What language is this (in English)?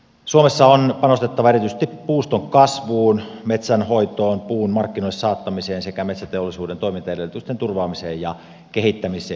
Finnish